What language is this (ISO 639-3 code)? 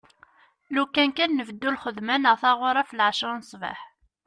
kab